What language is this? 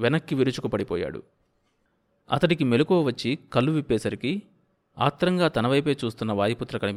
Telugu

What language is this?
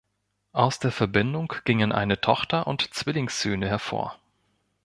German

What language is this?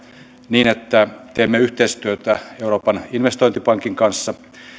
Finnish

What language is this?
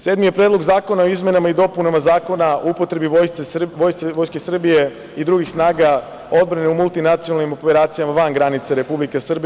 Serbian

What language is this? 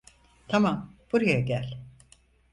Turkish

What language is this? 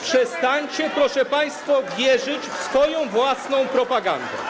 Polish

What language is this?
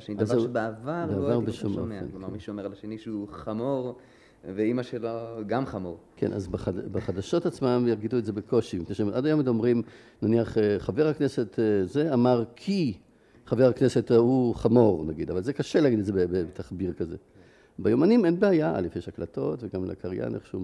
Hebrew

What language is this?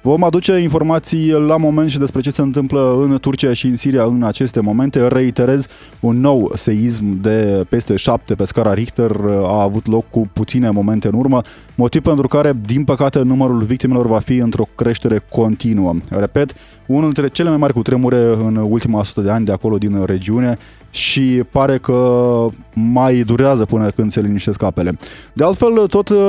Romanian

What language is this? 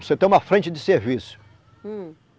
Portuguese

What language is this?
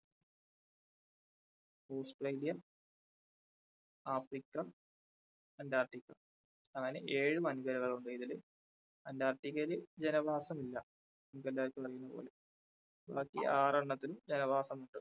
Malayalam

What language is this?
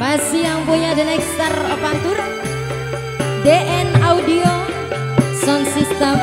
Indonesian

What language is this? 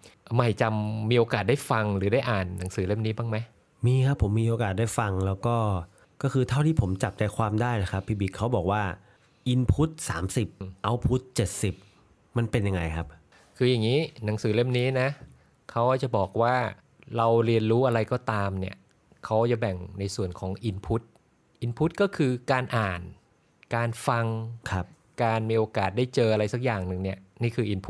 Thai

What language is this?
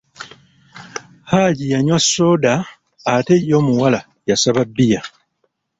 Ganda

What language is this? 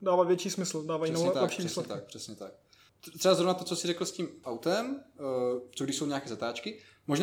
Czech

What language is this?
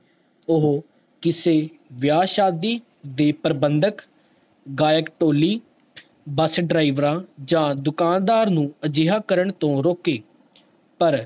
Punjabi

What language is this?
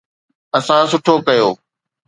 Sindhi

